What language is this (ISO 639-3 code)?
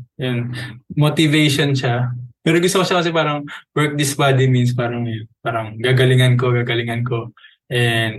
fil